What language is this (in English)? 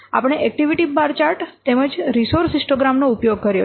Gujarati